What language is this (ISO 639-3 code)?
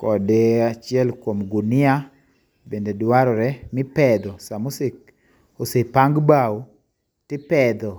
luo